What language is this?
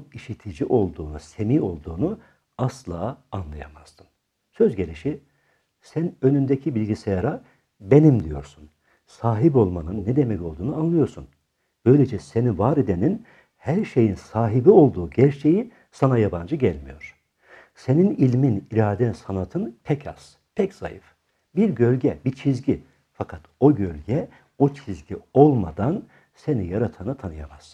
Turkish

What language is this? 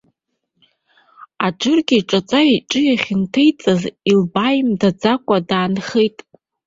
Abkhazian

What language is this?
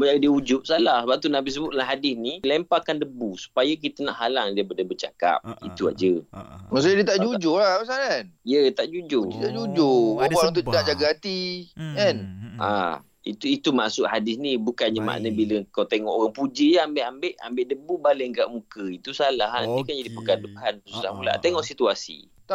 Malay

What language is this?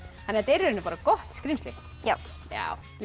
Icelandic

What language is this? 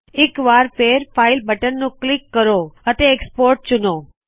Punjabi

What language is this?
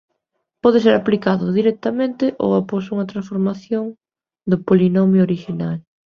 Galician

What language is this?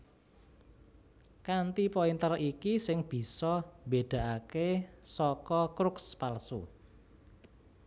Javanese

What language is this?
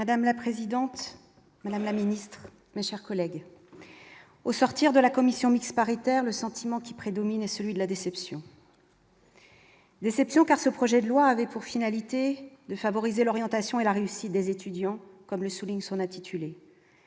French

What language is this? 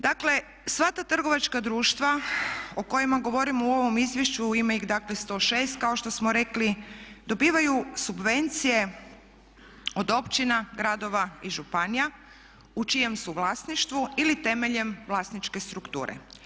Croatian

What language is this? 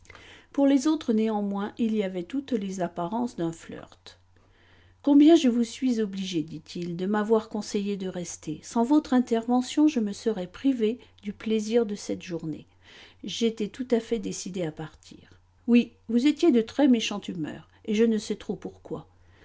French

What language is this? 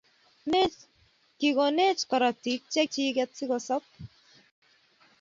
Kalenjin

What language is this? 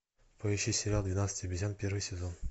Russian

